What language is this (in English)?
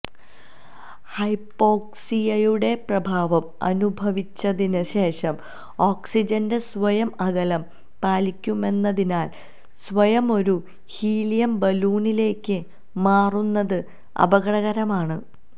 Malayalam